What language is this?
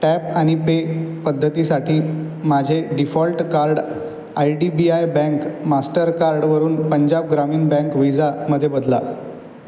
Marathi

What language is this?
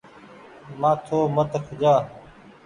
Goaria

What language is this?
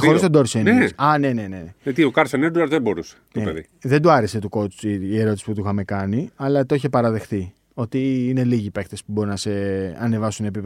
Greek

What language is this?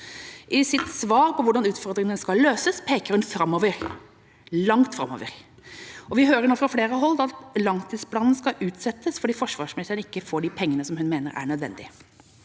Norwegian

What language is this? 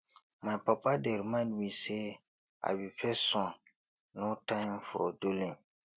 Nigerian Pidgin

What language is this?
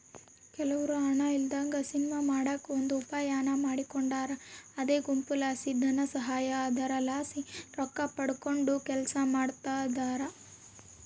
Kannada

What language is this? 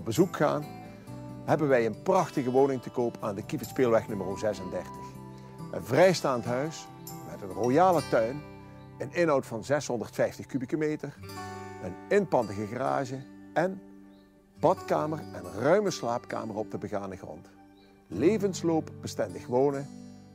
Dutch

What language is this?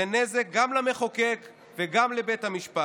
Hebrew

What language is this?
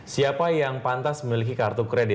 Indonesian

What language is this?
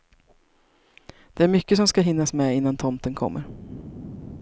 Swedish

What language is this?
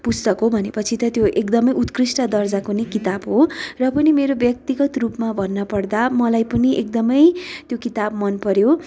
Nepali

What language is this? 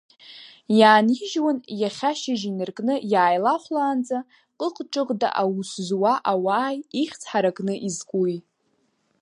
Abkhazian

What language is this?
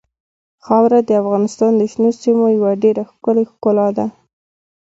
Pashto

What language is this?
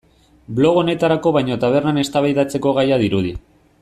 Basque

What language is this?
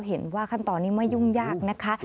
Thai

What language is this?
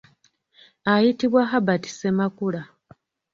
Ganda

